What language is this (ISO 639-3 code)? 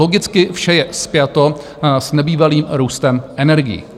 ces